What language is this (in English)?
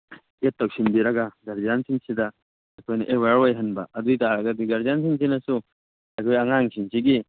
Manipuri